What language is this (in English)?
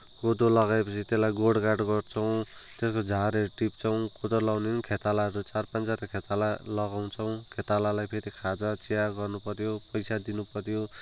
Nepali